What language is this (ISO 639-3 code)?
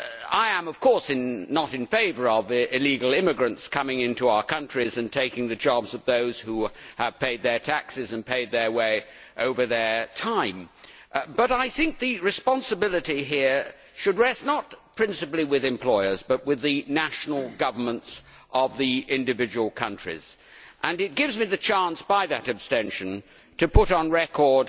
eng